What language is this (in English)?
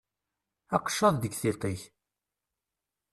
Kabyle